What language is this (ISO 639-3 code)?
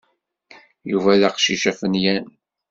kab